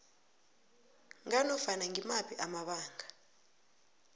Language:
South Ndebele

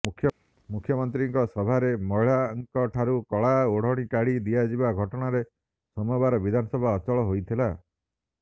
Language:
Odia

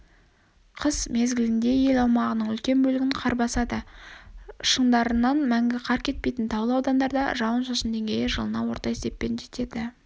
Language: Kazakh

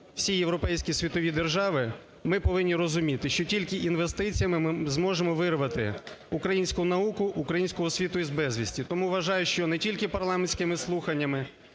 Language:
Ukrainian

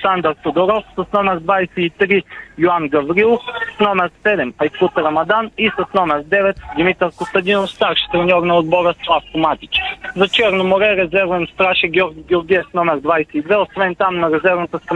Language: Bulgarian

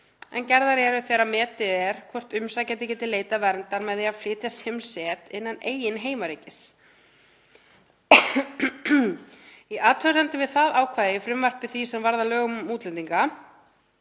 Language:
Icelandic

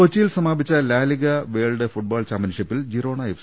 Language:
Malayalam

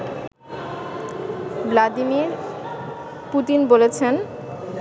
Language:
Bangla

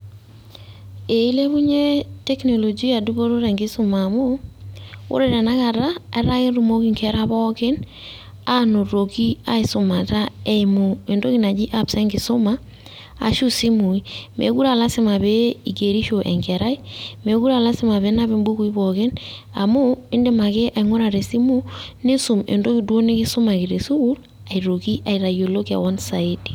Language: Masai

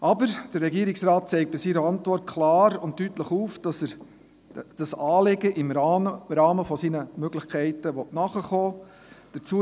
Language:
Swiss German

